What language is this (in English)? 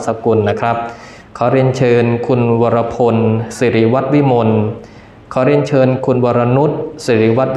Thai